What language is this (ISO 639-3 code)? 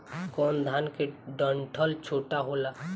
bho